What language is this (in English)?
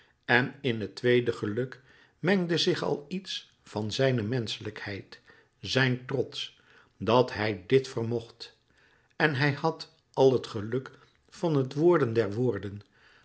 Dutch